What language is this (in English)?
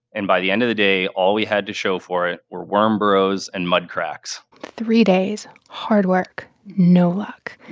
English